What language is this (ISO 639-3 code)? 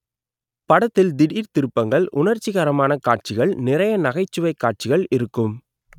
tam